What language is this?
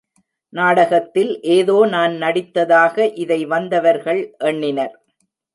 Tamil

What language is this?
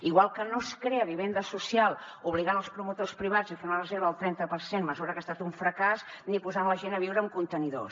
Catalan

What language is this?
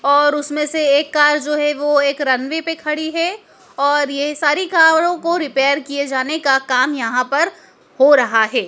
Hindi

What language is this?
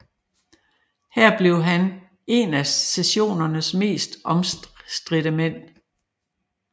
Danish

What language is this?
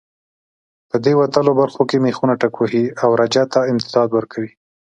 Pashto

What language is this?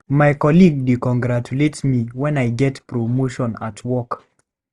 Nigerian Pidgin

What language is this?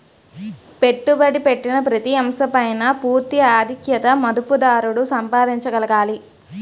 Telugu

